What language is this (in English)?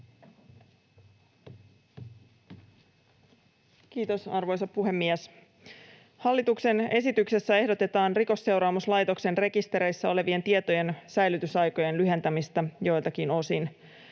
Finnish